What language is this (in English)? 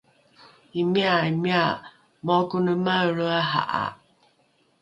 Rukai